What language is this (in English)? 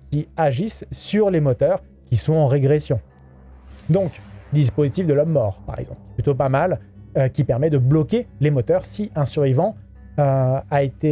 French